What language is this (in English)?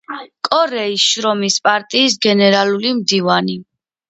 Georgian